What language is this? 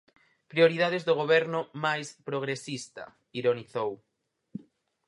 Galician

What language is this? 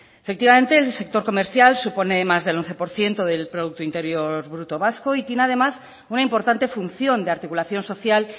Spanish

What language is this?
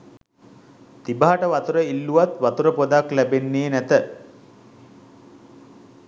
Sinhala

